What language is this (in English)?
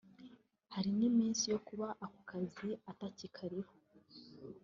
Kinyarwanda